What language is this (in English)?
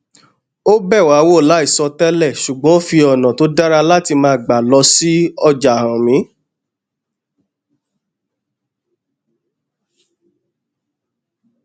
Yoruba